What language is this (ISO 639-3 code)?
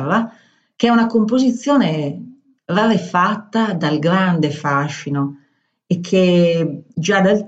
ita